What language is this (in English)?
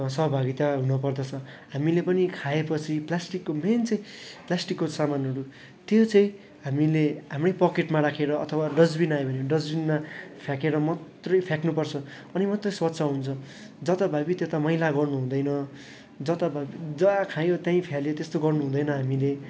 Nepali